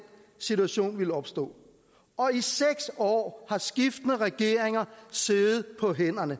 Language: Danish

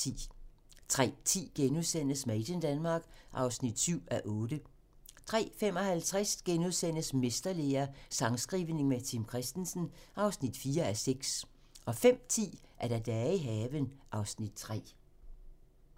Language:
Danish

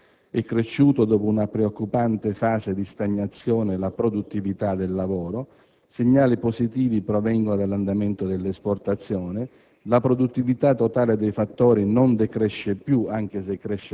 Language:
Italian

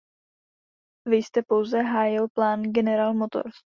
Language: Czech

